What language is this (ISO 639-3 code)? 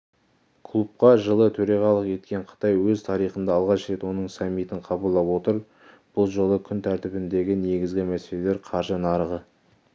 kaz